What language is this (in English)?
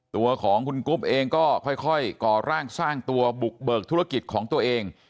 Thai